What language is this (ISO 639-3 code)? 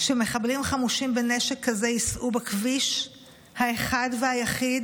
heb